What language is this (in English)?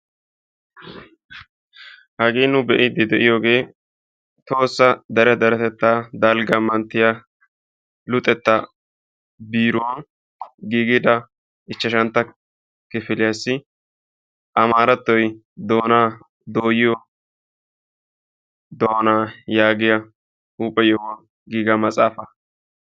Wolaytta